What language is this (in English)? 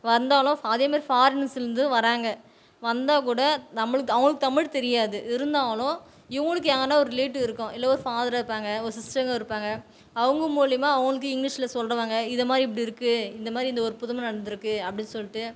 Tamil